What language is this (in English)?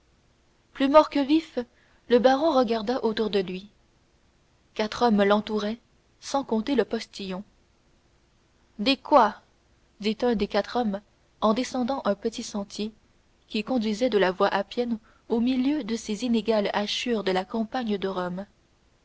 French